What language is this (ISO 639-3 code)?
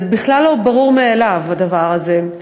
heb